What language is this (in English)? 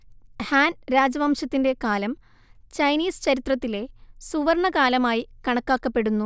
Malayalam